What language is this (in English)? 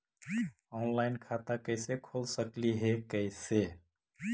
Magahi